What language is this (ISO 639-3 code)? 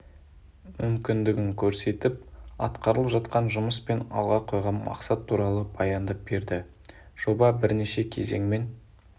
kaz